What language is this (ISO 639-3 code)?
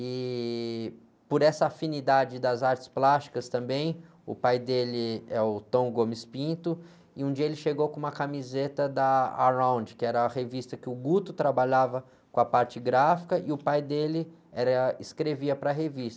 por